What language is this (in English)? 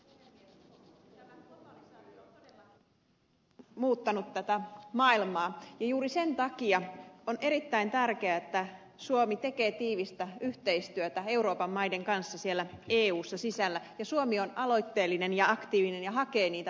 Finnish